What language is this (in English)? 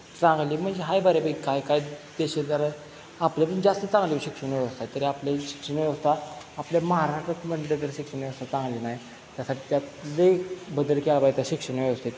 Marathi